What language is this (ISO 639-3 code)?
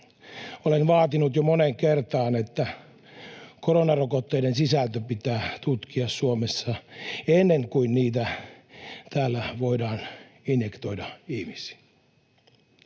fin